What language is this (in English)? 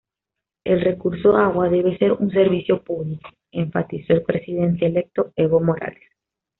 Spanish